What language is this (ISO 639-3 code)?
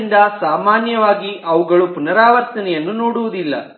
kan